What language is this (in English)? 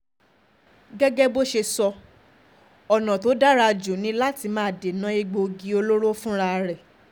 Yoruba